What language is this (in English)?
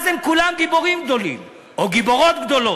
Hebrew